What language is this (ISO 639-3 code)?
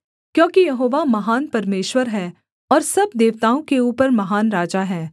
hin